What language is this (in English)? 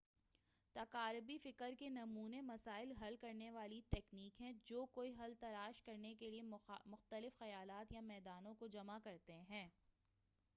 Urdu